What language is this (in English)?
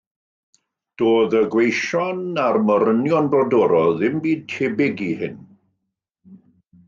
Welsh